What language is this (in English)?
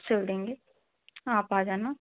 Hindi